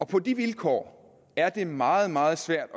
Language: Danish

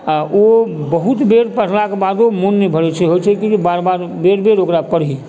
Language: Maithili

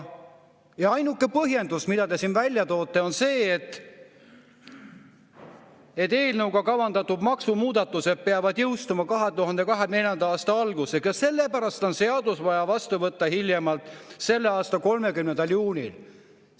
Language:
Estonian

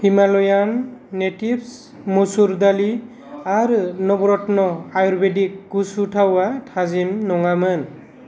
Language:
Bodo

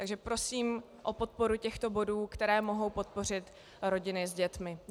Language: Czech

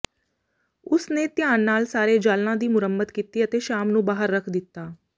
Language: Punjabi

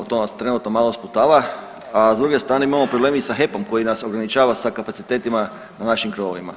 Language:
Croatian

